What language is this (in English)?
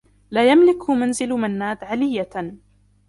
Arabic